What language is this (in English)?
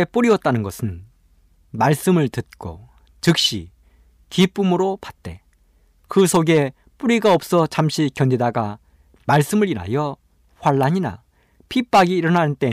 Korean